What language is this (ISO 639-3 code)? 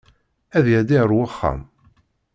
kab